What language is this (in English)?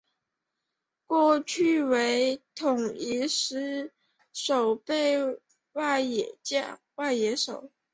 Chinese